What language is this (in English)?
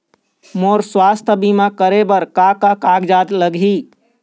Chhattisgarhi